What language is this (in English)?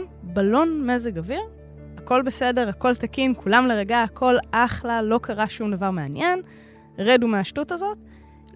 Hebrew